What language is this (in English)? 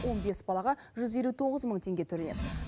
Kazakh